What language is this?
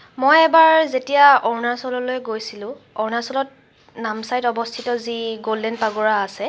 Assamese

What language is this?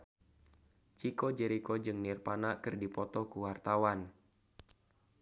Sundanese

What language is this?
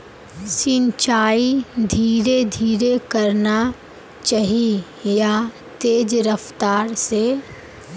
Magahi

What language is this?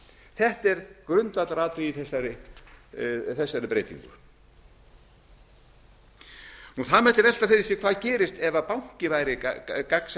Icelandic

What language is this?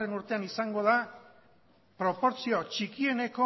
Basque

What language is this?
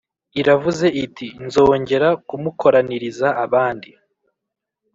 Kinyarwanda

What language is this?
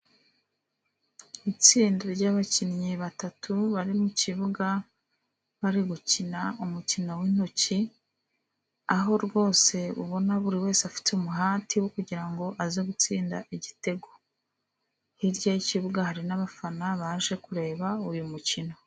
Kinyarwanda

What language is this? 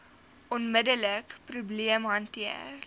Afrikaans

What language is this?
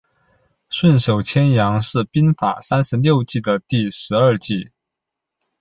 Chinese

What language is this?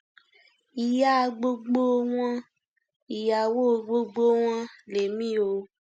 Yoruba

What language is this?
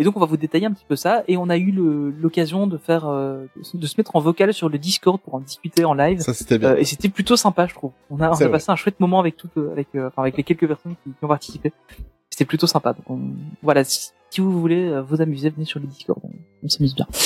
French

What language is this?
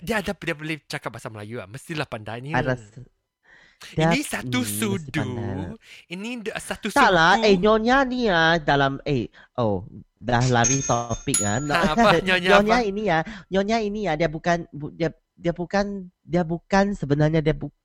Malay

